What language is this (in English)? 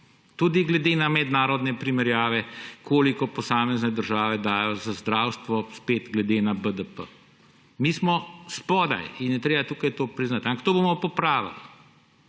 Slovenian